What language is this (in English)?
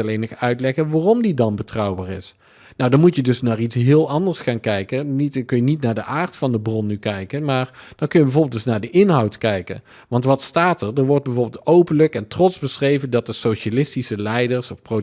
Dutch